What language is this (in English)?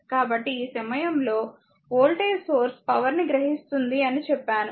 Telugu